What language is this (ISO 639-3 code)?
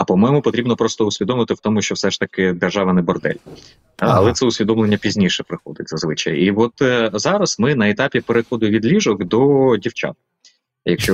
ukr